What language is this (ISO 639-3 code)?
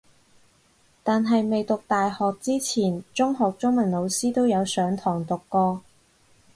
yue